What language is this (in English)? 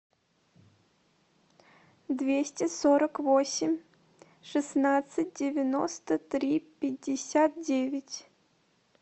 Russian